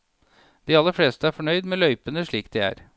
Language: Norwegian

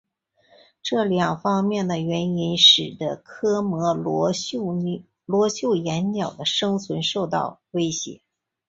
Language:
Chinese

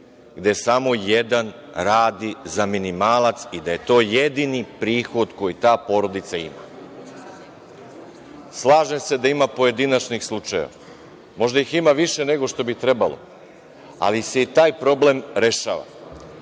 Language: Serbian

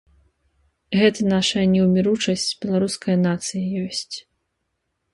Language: Belarusian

